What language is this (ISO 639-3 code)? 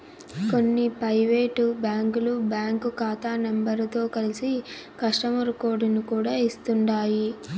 tel